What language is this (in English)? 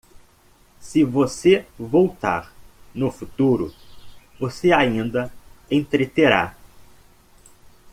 Portuguese